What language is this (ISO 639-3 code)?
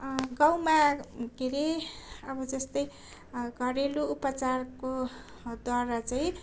nep